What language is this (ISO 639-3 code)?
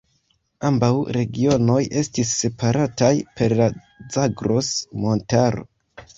epo